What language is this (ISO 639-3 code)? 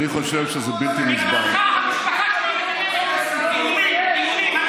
heb